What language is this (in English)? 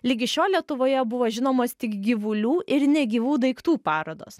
Lithuanian